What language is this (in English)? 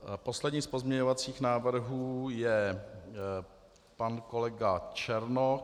Czech